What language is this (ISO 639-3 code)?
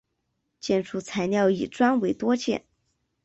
zho